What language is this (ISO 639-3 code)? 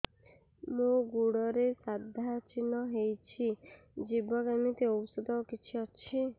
ori